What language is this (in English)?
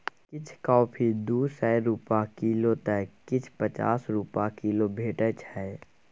Maithili